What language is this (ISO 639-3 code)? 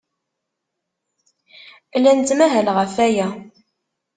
kab